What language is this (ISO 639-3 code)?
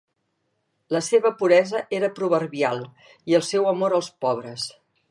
cat